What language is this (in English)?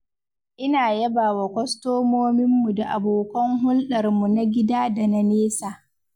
Hausa